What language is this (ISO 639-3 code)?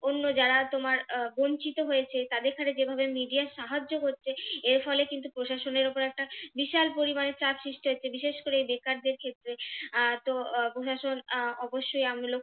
ben